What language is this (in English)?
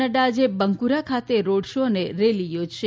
Gujarati